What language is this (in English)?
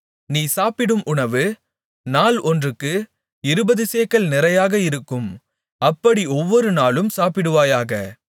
Tamil